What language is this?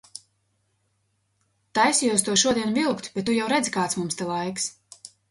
Latvian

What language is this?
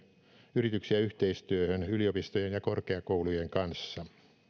Finnish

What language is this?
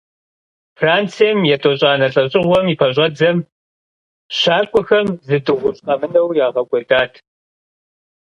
Kabardian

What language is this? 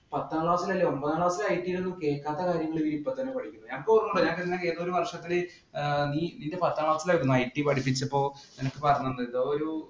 Malayalam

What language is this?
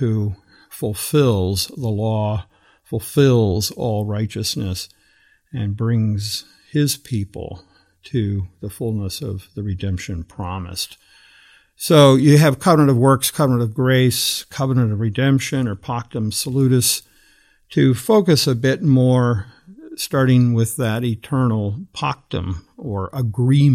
English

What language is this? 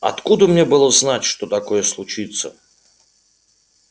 Russian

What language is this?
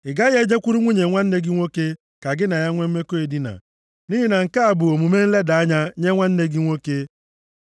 Igbo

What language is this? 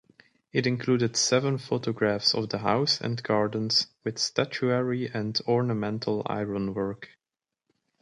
English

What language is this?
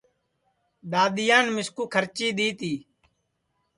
Sansi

